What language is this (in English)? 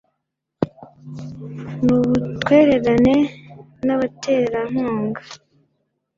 Kinyarwanda